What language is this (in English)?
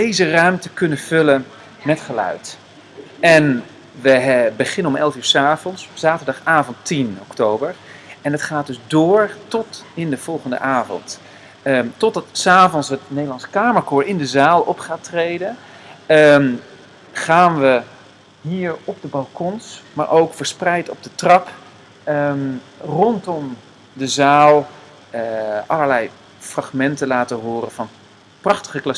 Dutch